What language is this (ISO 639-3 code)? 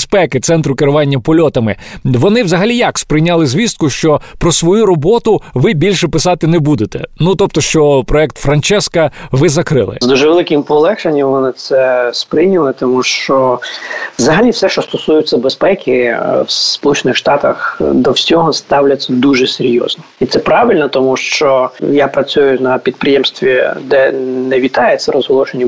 ukr